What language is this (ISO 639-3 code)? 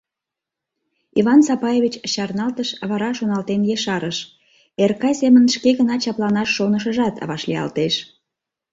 chm